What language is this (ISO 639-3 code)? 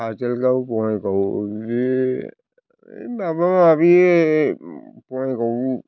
brx